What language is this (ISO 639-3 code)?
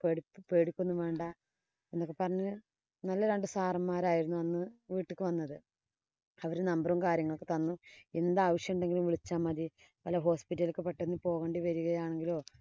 mal